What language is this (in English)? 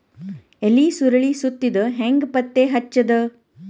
Kannada